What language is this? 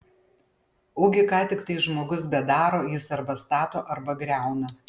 Lithuanian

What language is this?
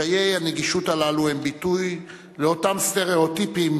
Hebrew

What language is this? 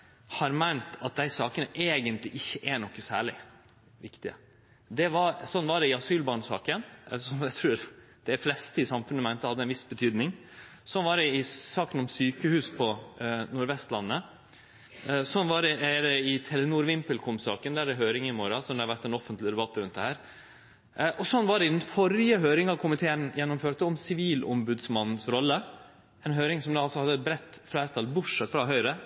Norwegian Nynorsk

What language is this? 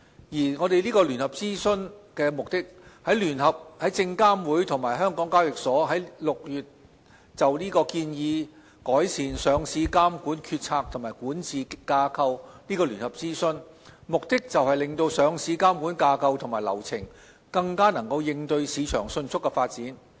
Cantonese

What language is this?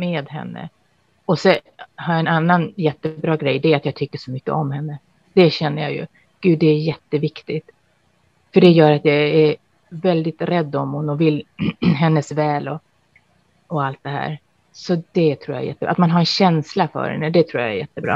Swedish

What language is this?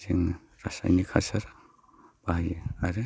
Bodo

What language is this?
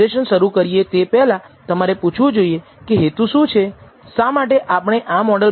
Gujarati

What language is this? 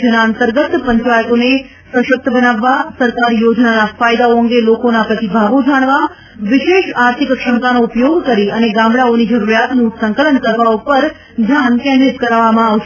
Gujarati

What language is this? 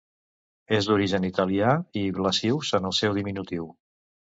Catalan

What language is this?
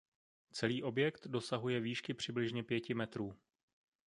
Czech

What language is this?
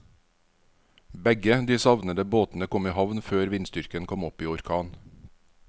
Norwegian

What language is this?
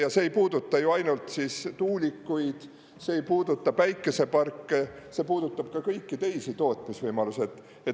Estonian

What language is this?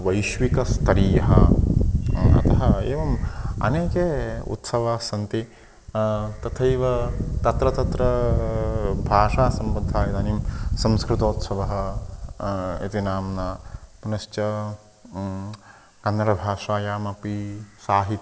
Sanskrit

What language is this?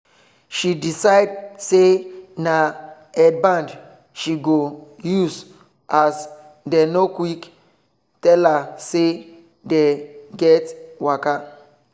Nigerian Pidgin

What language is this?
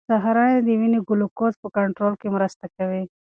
Pashto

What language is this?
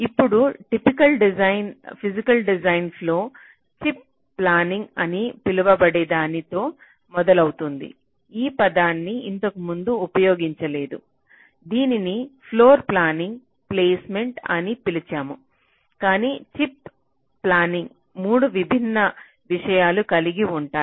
Telugu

